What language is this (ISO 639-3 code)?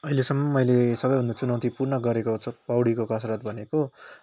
nep